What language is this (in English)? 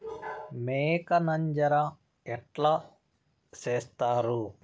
Telugu